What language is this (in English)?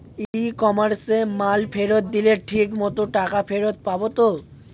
Bangla